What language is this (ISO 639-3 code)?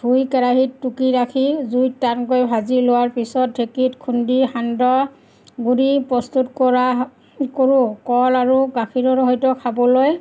asm